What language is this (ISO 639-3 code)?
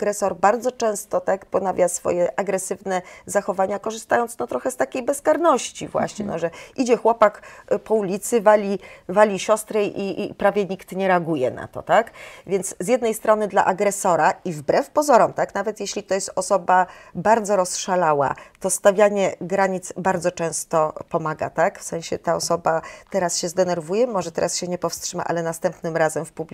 pol